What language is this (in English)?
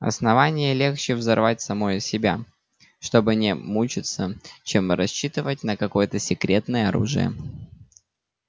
Russian